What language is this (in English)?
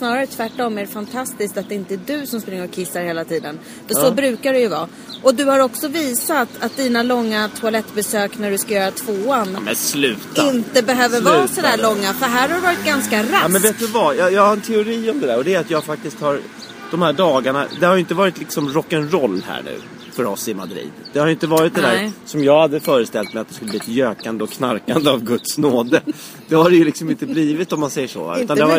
Swedish